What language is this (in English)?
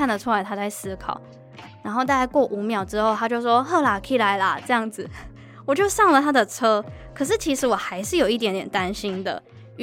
Chinese